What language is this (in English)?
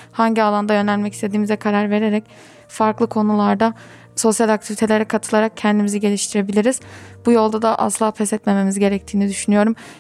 Turkish